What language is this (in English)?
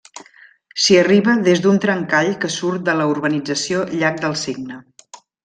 Catalan